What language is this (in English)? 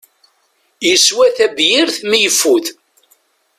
Kabyle